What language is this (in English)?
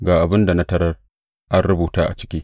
Hausa